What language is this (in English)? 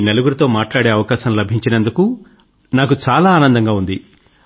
Telugu